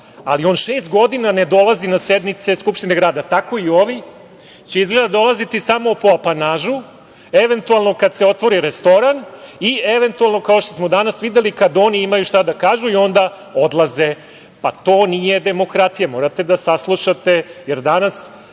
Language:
Serbian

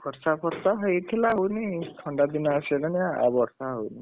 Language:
Odia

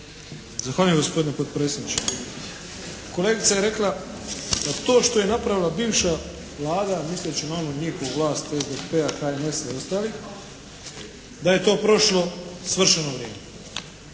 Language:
Croatian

